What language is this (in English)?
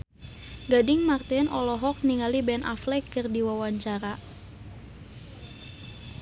Sundanese